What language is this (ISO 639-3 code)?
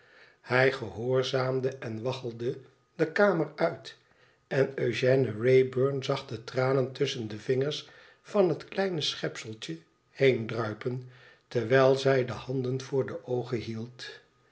nld